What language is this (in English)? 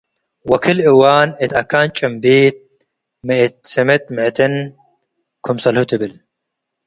Tigre